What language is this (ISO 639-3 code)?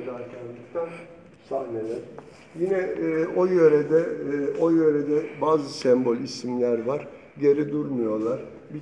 tur